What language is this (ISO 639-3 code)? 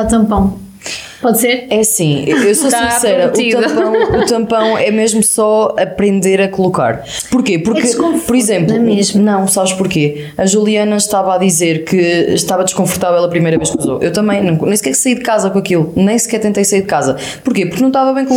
por